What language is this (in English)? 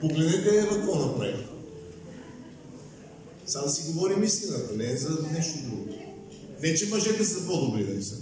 Bulgarian